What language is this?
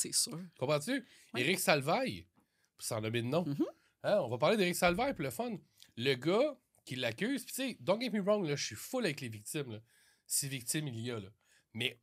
French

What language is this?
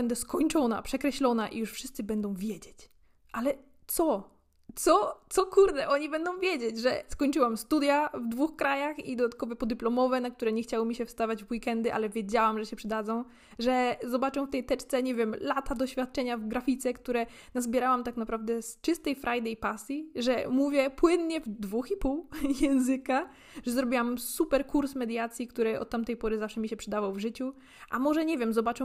Polish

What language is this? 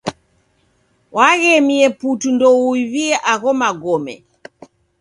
Taita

